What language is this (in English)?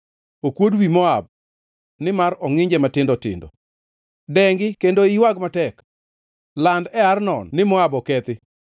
Luo (Kenya and Tanzania)